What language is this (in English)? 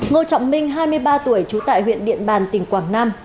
Vietnamese